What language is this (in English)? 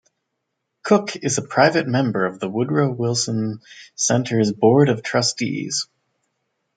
English